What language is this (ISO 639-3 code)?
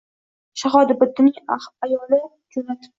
uzb